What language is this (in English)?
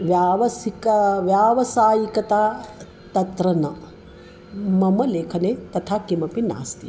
Sanskrit